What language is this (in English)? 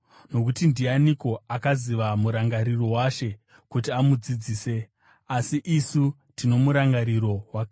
Shona